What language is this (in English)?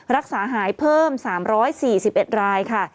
Thai